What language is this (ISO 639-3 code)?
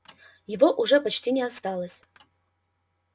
rus